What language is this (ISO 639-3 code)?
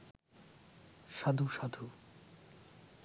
ben